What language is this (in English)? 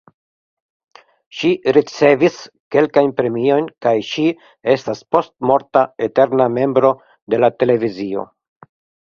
Esperanto